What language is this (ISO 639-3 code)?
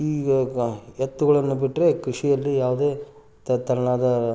kan